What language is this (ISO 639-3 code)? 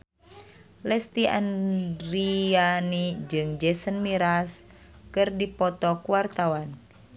sun